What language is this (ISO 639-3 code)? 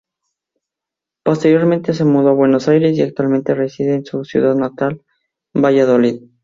spa